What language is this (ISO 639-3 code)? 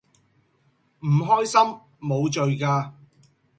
yue